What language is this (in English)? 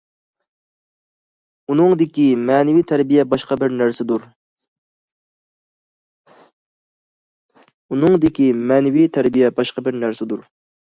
Uyghur